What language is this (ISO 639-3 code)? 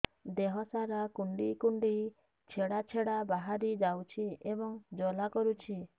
ori